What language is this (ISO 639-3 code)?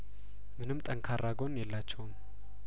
amh